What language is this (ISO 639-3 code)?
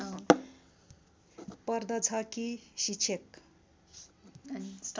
nep